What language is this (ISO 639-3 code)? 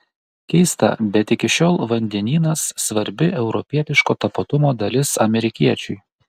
lit